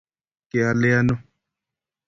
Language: Kalenjin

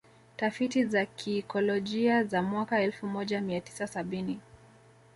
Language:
Swahili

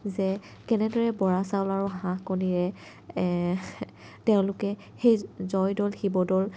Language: Assamese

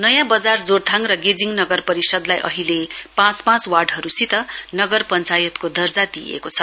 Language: Nepali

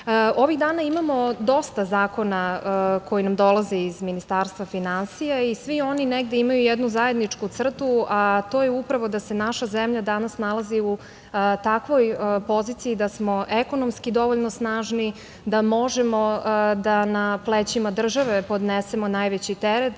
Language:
Serbian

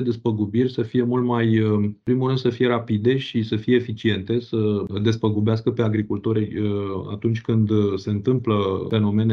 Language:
Romanian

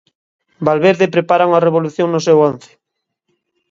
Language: Galician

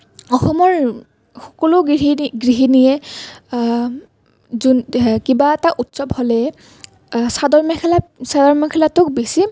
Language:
Assamese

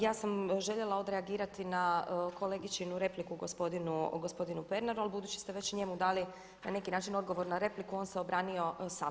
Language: Croatian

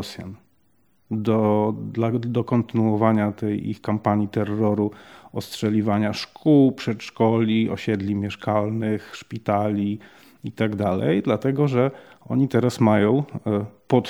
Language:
Polish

